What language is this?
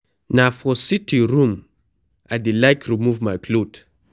Nigerian Pidgin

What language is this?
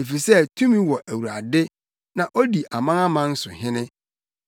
Akan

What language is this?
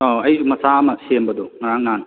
Manipuri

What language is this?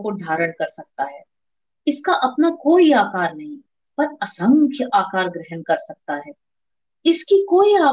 Hindi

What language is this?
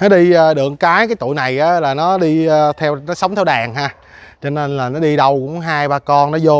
Vietnamese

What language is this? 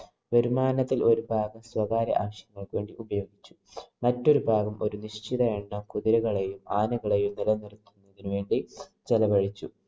Malayalam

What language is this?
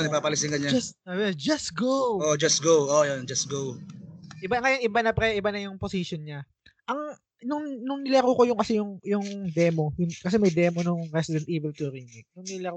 Filipino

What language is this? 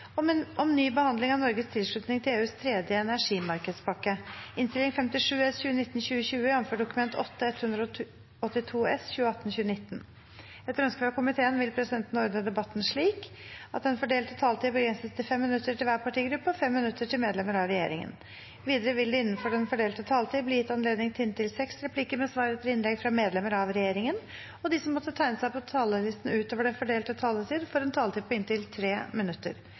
Norwegian Bokmål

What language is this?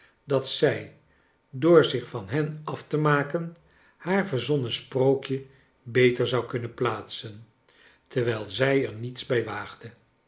Dutch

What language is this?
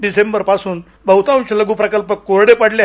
Marathi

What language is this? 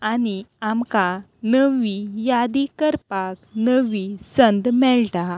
Konkani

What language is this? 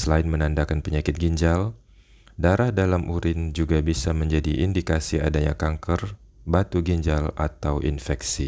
Indonesian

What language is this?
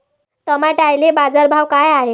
Marathi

